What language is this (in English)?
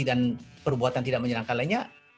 Indonesian